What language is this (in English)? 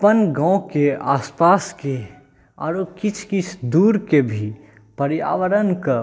Maithili